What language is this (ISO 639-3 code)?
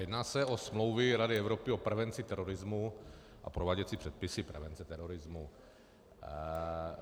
ces